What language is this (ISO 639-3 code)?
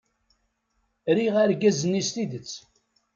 kab